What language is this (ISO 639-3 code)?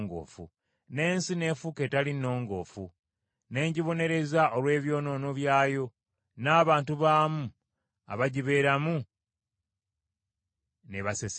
lug